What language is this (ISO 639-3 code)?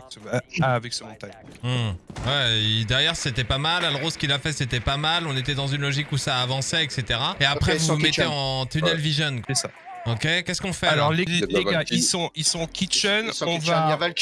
fra